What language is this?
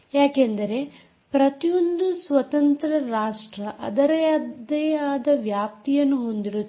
Kannada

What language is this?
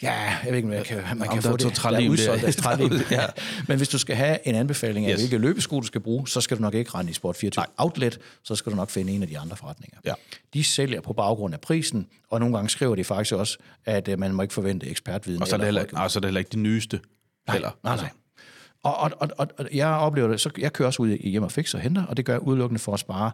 Danish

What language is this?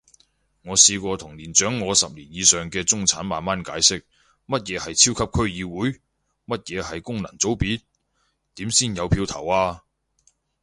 Cantonese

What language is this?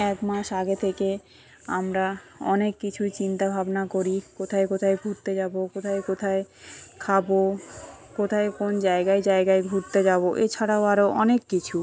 Bangla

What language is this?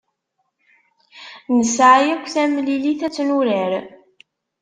Kabyle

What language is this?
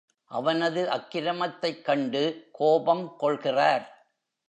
Tamil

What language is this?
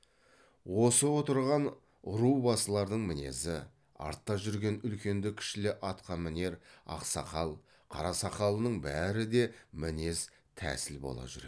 Kazakh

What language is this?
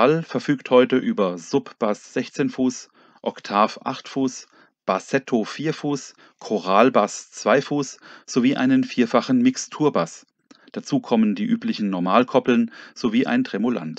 German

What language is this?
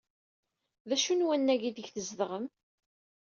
Kabyle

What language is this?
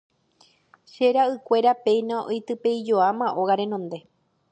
Guarani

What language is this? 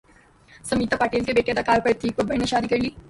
Urdu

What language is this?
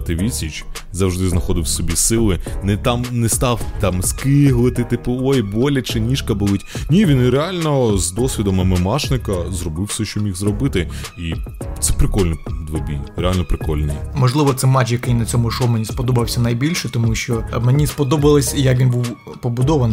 Ukrainian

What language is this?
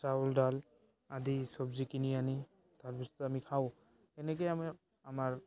Assamese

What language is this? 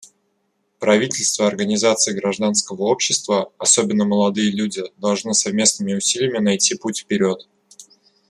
Russian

